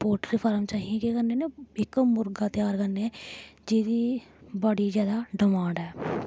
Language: Dogri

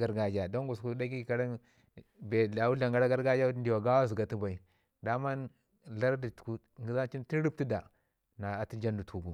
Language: Ngizim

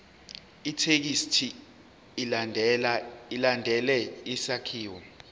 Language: Zulu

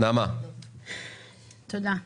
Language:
Hebrew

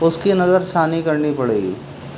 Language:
Urdu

